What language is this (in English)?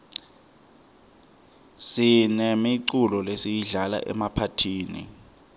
Swati